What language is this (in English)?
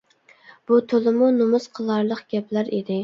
Uyghur